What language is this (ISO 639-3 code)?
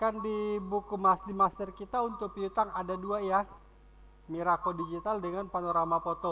ind